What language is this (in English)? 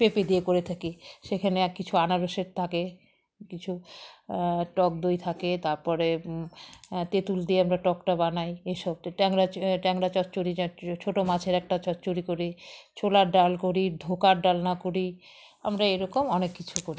Bangla